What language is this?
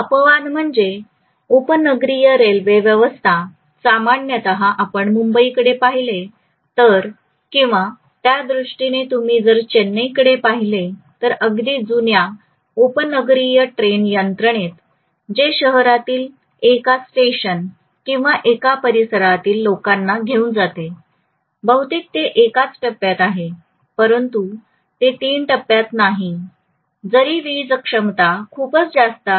Marathi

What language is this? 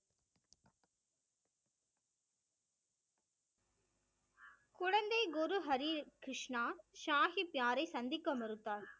Tamil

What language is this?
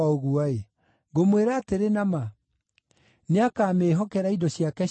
Kikuyu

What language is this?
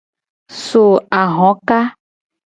Gen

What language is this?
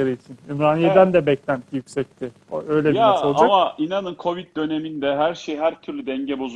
Turkish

